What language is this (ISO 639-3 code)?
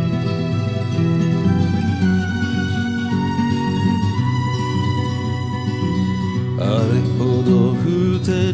jpn